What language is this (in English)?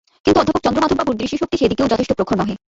Bangla